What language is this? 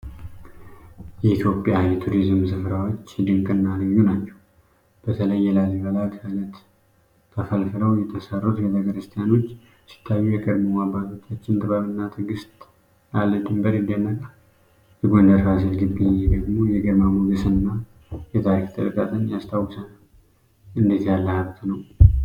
Amharic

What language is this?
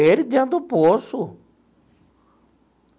Portuguese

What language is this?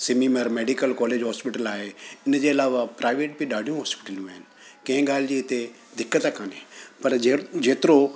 Sindhi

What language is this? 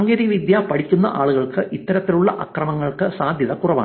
Malayalam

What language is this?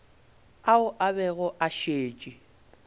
Northern Sotho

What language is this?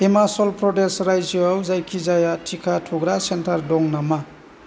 Bodo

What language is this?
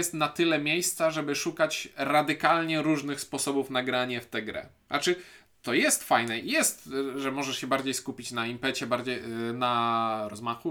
Polish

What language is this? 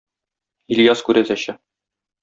Tatar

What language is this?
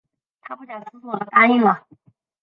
Chinese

